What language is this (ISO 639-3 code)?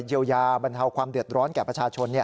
tha